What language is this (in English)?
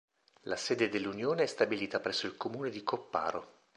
Italian